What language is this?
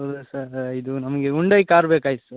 Kannada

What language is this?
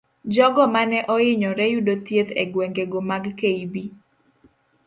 Luo (Kenya and Tanzania)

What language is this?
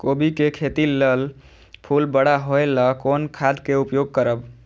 Maithili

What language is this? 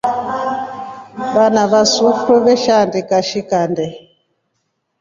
Rombo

